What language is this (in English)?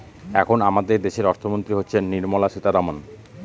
Bangla